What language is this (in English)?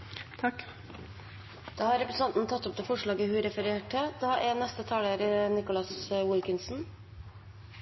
Norwegian Nynorsk